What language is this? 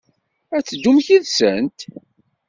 Kabyle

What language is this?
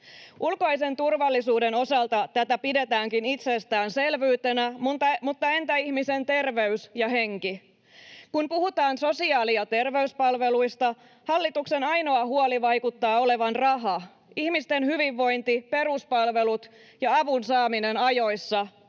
Finnish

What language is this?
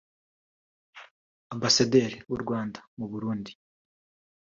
Kinyarwanda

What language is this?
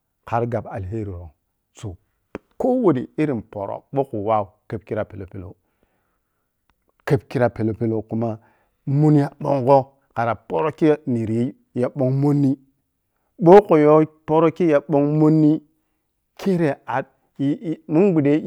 Piya-Kwonci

